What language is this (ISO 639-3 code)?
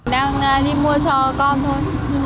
vie